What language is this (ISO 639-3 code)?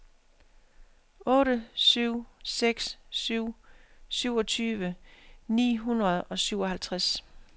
dan